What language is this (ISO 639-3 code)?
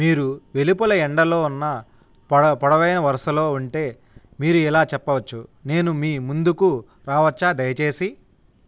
tel